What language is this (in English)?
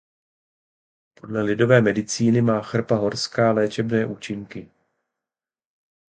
Czech